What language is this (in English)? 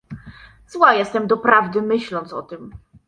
Polish